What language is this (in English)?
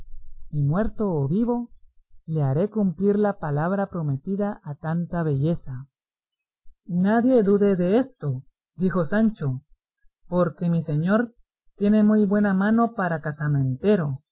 Spanish